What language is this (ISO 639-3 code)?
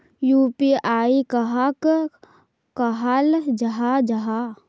mag